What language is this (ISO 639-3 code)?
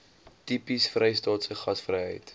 afr